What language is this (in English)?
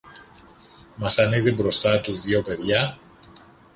Greek